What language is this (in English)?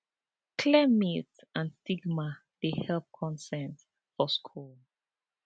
Nigerian Pidgin